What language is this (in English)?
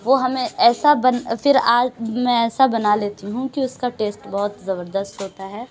Urdu